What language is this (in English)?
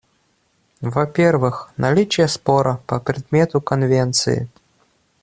Russian